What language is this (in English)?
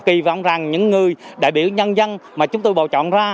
Vietnamese